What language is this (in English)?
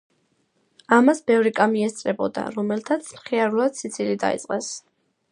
Georgian